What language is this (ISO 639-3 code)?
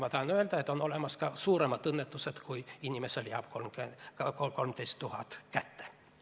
est